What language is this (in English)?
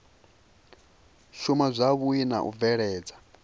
Venda